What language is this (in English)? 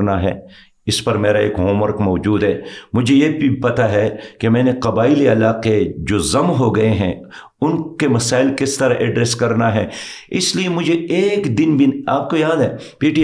Urdu